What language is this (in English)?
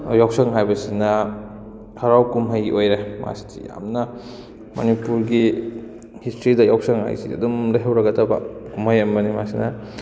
Manipuri